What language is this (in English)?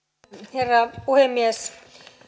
Finnish